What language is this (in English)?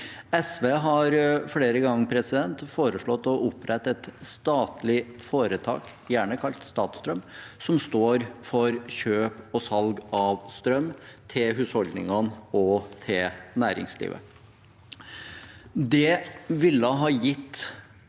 Norwegian